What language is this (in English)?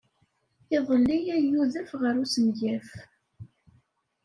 Kabyle